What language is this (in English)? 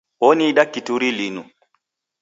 Taita